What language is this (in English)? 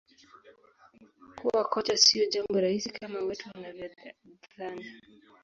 Swahili